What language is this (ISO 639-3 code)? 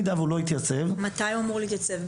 heb